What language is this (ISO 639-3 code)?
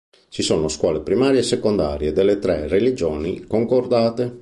ita